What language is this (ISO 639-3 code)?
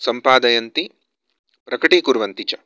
san